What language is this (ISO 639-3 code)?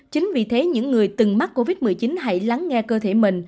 vie